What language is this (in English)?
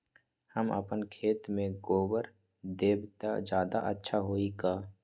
Magahi